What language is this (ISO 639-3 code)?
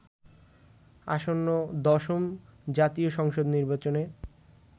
ben